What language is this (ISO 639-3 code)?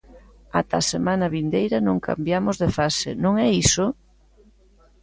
glg